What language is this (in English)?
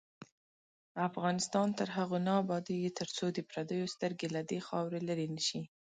Pashto